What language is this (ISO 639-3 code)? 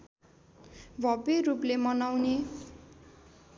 nep